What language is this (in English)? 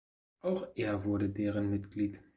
German